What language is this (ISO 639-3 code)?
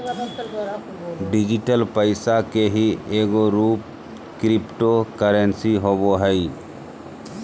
mag